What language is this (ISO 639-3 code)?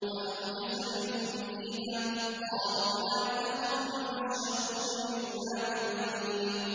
ara